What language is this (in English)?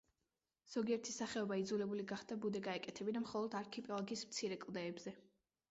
Georgian